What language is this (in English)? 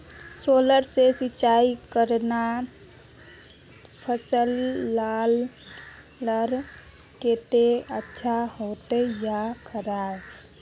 Magahi